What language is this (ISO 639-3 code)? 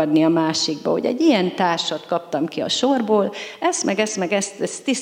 hun